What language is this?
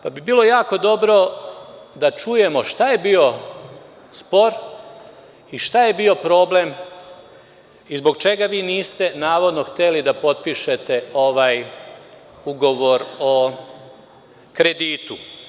Serbian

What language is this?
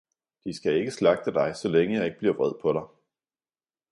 Danish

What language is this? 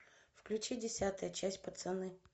Russian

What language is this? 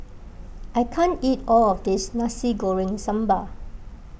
English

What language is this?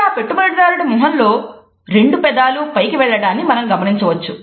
Telugu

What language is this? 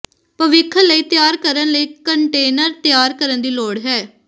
Punjabi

